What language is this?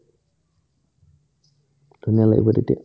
Assamese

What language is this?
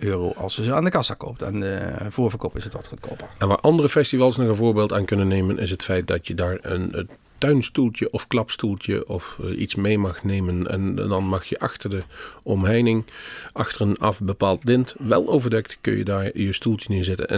Dutch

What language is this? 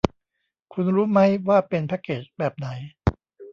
Thai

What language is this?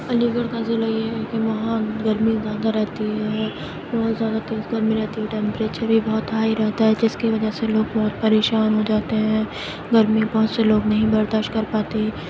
Urdu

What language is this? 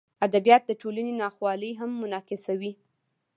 Pashto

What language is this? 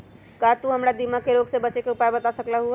Magahi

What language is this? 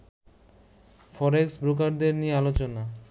Bangla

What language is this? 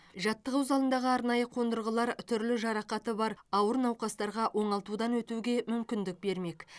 Kazakh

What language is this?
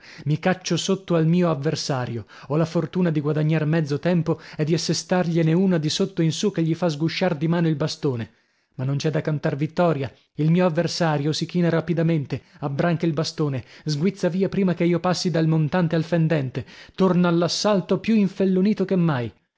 Italian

